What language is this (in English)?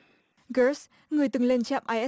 Vietnamese